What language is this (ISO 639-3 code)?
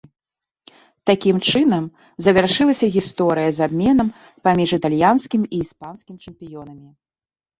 bel